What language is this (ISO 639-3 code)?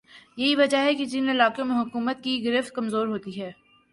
urd